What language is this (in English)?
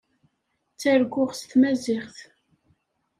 Kabyle